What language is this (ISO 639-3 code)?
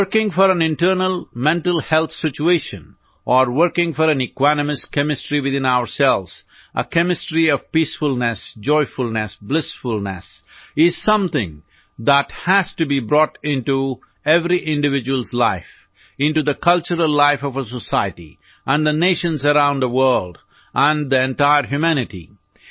guj